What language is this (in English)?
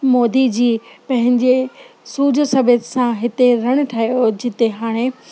Sindhi